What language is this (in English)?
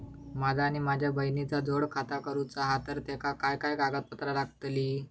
Marathi